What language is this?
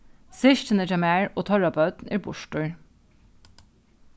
Faroese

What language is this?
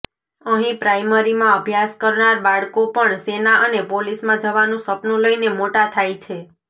Gujarati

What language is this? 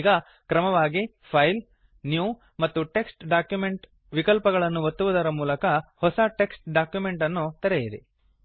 Kannada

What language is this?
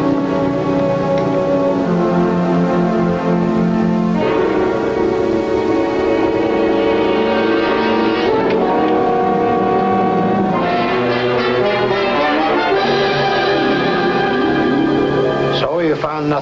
English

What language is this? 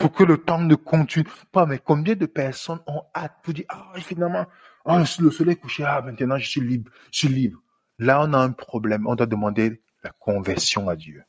French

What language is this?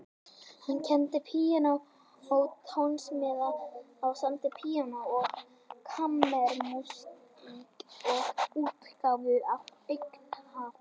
Icelandic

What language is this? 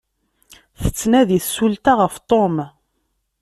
Kabyle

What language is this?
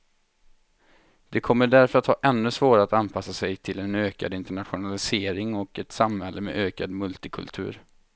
Swedish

